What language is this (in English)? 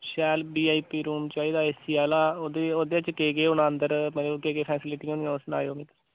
Dogri